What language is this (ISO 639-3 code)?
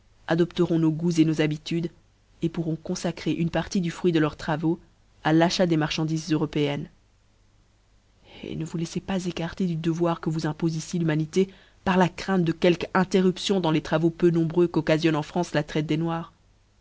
fra